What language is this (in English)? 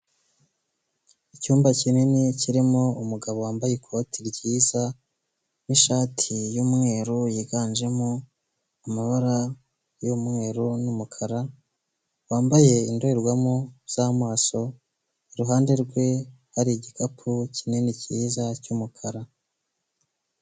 Kinyarwanda